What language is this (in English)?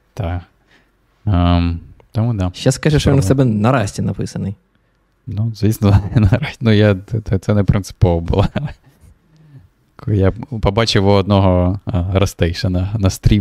Ukrainian